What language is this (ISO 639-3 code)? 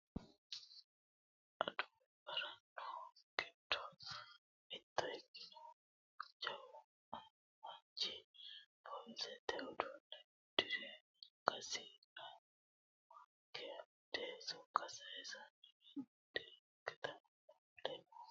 sid